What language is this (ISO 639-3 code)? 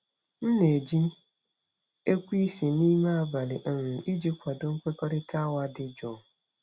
ibo